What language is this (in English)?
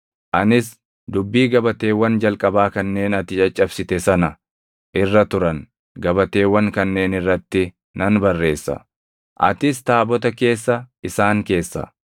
Oromo